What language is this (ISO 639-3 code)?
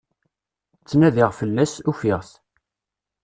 kab